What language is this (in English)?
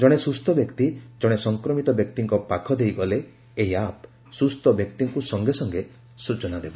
Odia